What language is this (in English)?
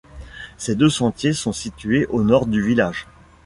French